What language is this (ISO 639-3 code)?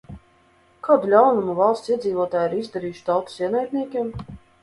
lav